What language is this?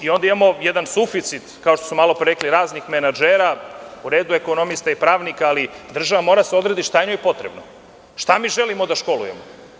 Serbian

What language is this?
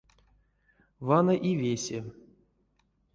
Erzya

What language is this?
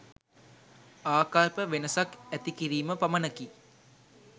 Sinhala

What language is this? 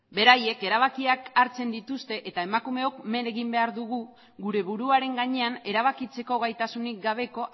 Basque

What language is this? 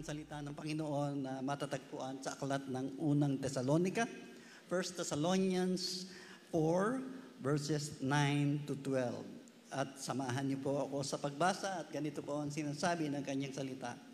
Filipino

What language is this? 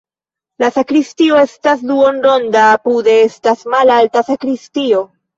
Esperanto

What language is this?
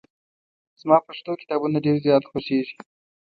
Pashto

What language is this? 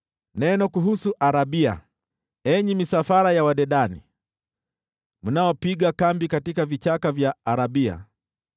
Swahili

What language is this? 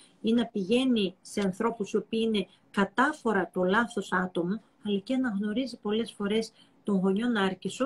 Greek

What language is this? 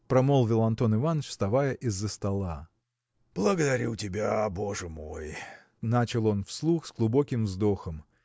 Russian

